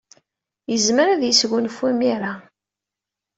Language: Kabyle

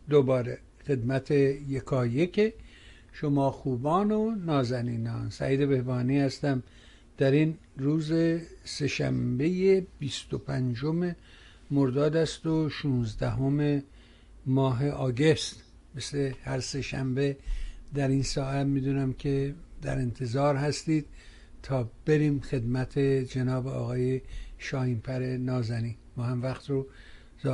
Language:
Persian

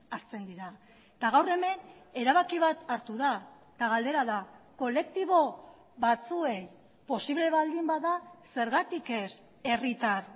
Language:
Basque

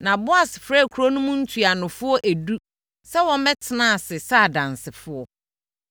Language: Akan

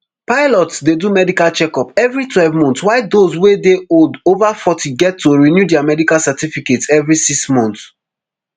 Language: Nigerian Pidgin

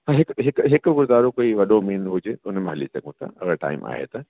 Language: Sindhi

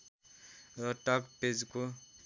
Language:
Nepali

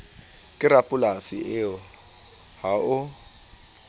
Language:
Southern Sotho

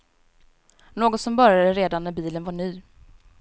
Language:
Swedish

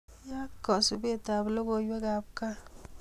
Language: Kalenjin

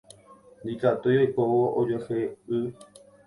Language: Guarani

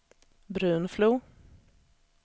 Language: Swedish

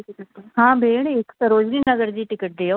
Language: Sindhi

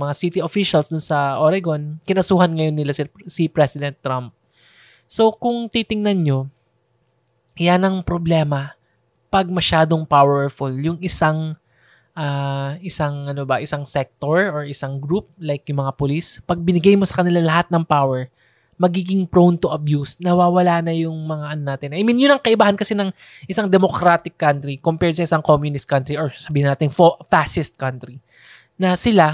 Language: Filipino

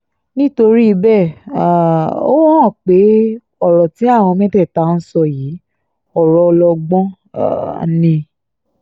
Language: Yoruba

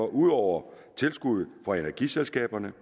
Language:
Danish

